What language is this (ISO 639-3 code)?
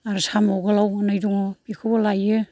brx